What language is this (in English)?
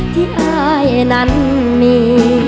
Thai